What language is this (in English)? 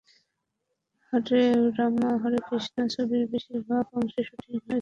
Bangla